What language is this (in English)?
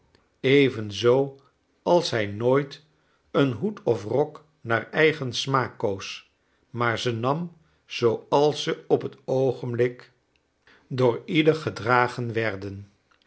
Dutch